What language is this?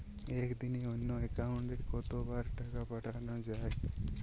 Bangla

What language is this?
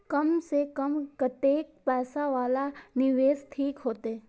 Maithili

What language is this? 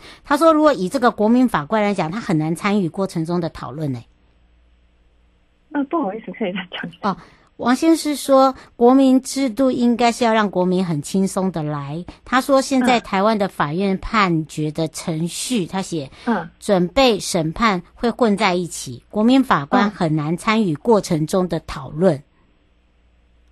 Chinese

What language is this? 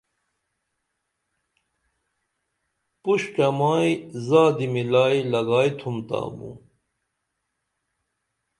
Dameli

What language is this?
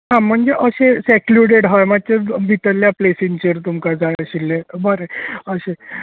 Konkani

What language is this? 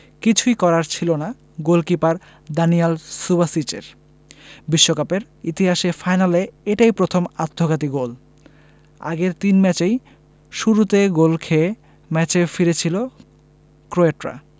Bangla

